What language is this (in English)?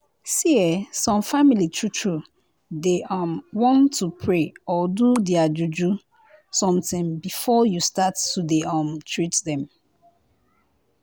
Nigerian Pidgin